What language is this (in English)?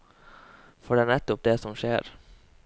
Norwegian